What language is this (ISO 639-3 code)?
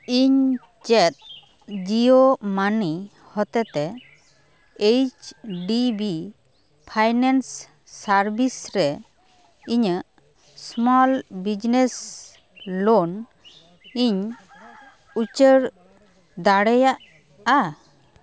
sat